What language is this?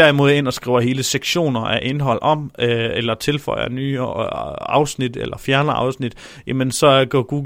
Danish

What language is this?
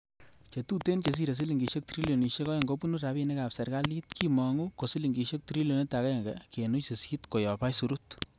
Kalenjin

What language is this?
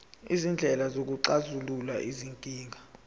Zulu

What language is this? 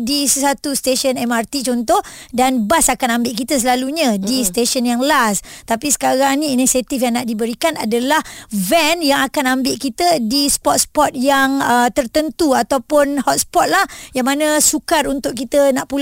Malay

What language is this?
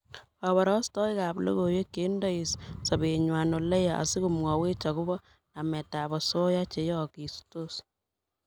Kalenjin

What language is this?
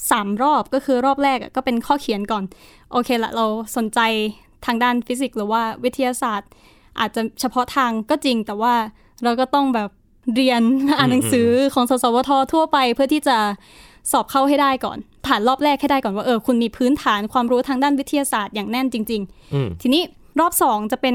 Thai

